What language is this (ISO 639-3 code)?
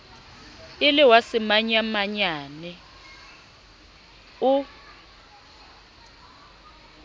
sot